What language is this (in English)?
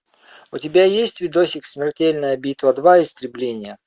Russian